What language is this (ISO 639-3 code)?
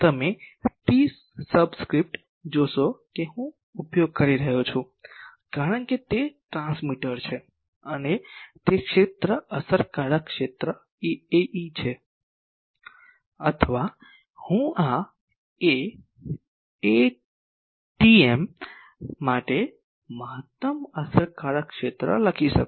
guj